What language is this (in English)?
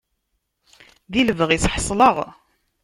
Kabyle